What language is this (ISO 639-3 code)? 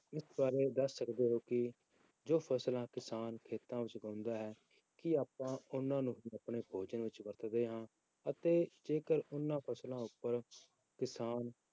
pan